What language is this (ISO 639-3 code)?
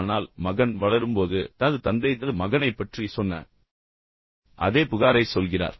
tam